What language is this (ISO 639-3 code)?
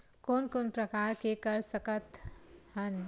hne